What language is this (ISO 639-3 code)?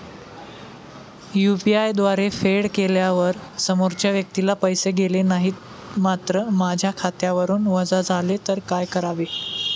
mar